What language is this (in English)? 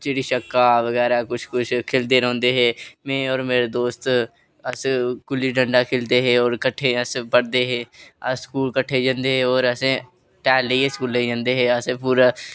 Dogri